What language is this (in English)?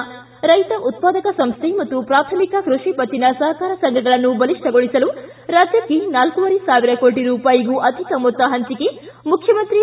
Kannada